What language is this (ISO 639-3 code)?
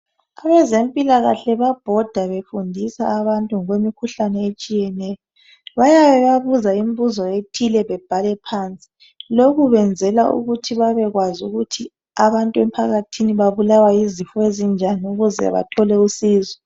nde